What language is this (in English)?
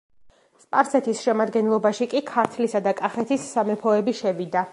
Georgian